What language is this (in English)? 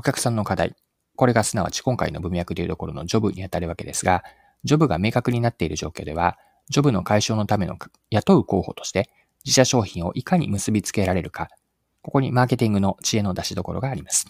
Japanese